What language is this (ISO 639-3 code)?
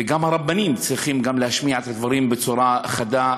heb